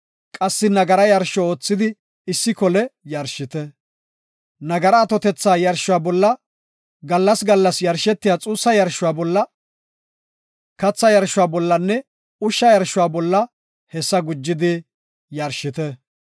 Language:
Gofa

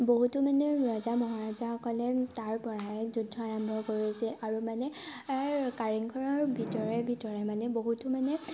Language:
Assamese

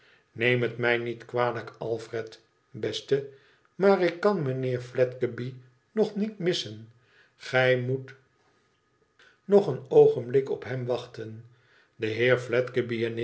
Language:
Dutch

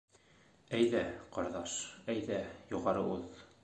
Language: Bashkir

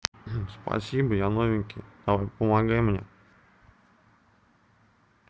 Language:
Russian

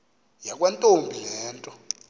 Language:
Xhosa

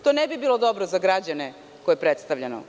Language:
Serbian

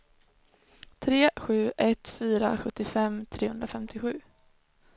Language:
Swedish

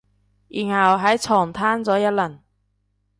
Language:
Cantonese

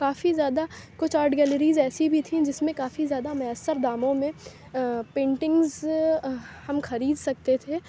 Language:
Urdu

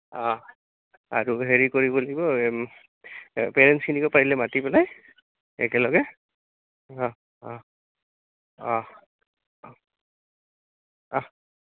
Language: Assamese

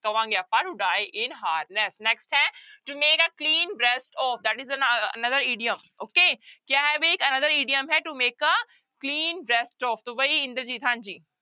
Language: Punjabi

